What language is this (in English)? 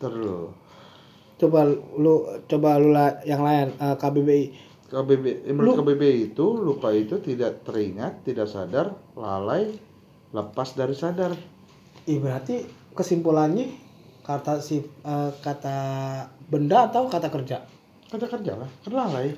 Indonesian